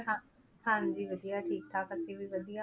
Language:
Punjabi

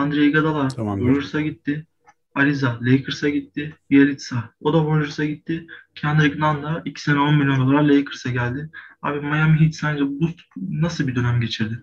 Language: Turkish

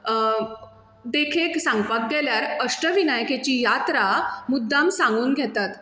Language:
Konkani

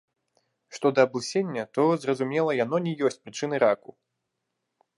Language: Belarusian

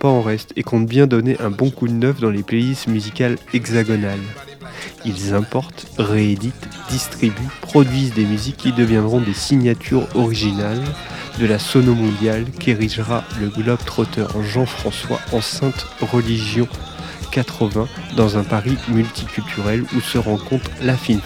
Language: French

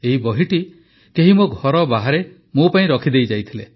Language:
Odia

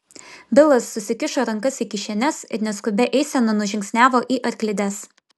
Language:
Lithuanian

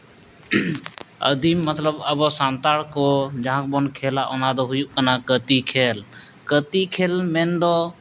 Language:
Santali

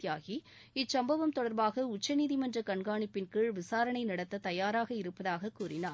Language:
Tamil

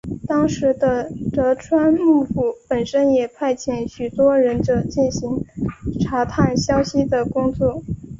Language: Chinese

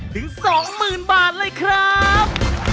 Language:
Thai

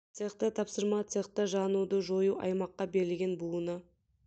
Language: Kazakh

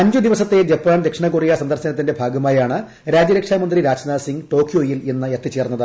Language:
Malayalam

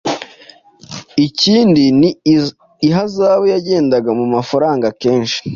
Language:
Kinyarwanda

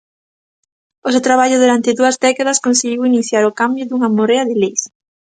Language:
Galician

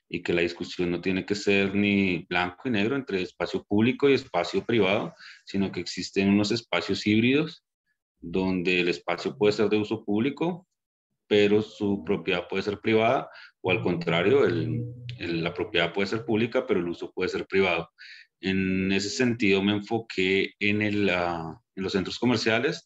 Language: Spanish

